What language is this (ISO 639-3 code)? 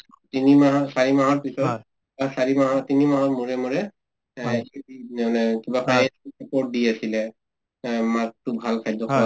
asm